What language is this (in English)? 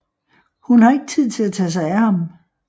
Danish